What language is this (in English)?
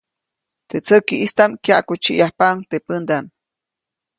Copainalá Zoque